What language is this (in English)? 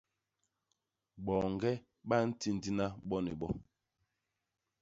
Basaa